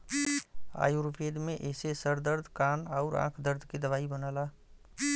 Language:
Bhojpuri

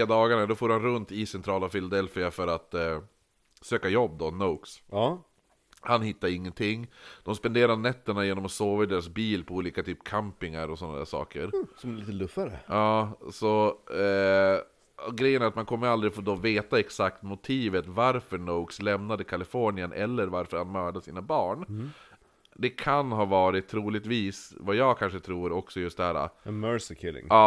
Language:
Swedish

